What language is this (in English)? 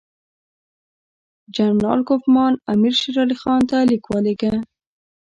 Pashto